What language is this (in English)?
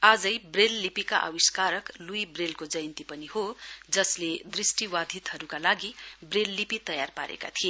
Nepali